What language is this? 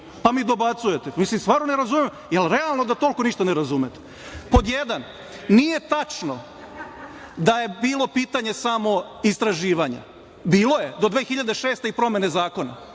Serbian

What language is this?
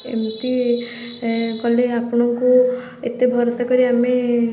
Odia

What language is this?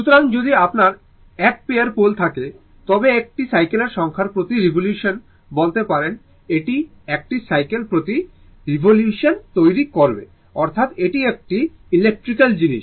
Bangla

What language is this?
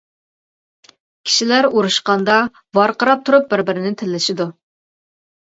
Uyghur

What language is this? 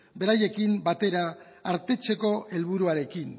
Basque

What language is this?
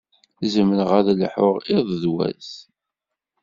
Kabyle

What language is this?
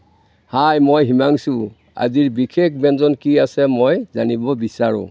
Assamese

